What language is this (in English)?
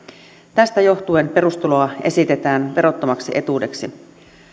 Finnish